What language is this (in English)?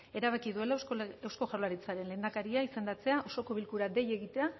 Basque